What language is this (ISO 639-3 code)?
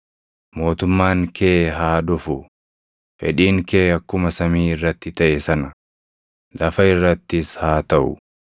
orm